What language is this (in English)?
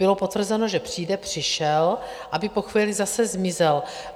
Czech